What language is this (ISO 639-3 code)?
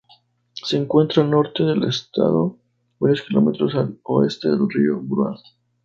spa